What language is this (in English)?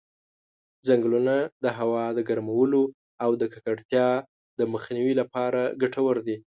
Pashto